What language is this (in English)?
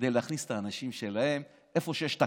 Hebrew